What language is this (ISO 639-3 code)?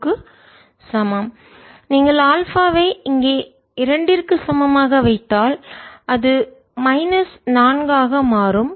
tam